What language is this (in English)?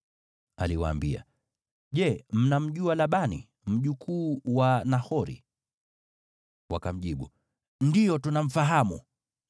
Swahili